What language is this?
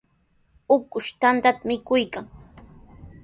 Sihuas Ancash Quechua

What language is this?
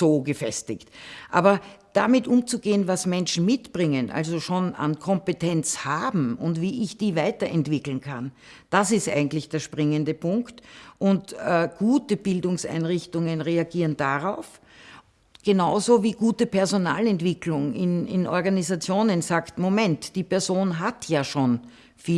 German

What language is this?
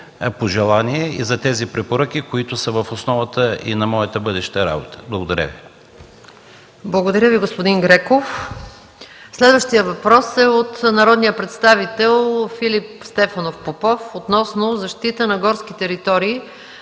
Bulgarian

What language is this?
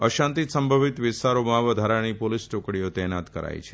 Gujarati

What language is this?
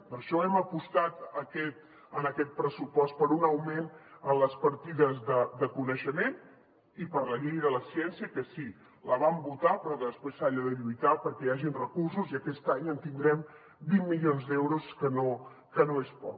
Catalan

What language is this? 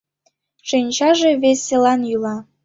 Mari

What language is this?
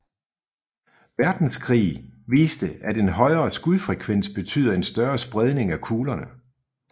Danish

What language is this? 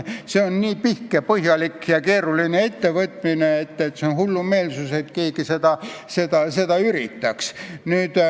Estonian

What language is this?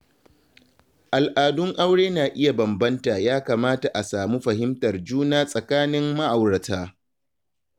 Hausa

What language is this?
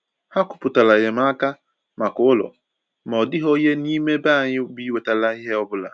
Igbo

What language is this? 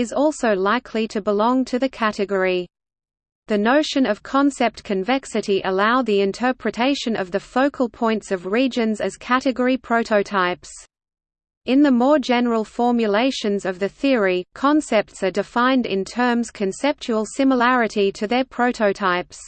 English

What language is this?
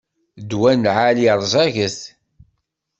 Kabyle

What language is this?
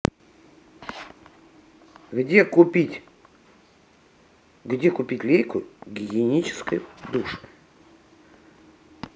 Russian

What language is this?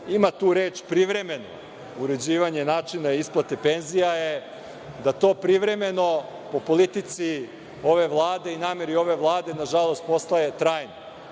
Serbian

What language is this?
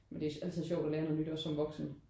Danish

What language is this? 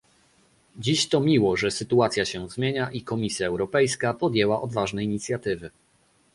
Polish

